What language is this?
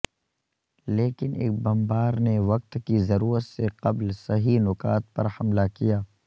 Urdu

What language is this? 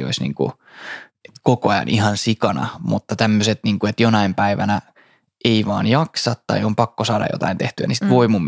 Finnish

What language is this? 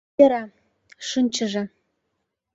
Mari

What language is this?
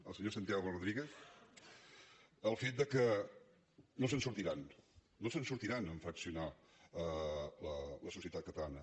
Catalan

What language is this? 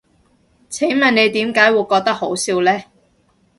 Cantonese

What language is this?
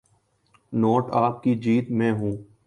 Urdu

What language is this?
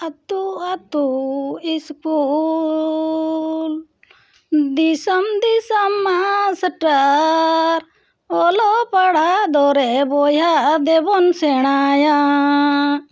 Santali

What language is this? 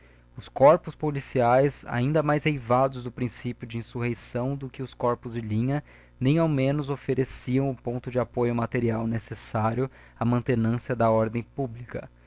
Portuguese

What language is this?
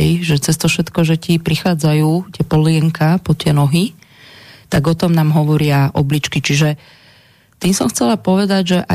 Slovak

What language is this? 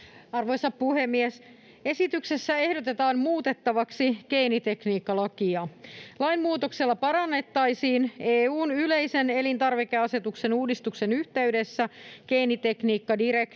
Finnish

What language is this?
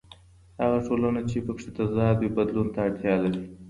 Pashto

